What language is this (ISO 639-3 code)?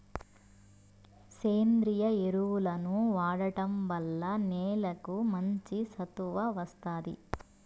tel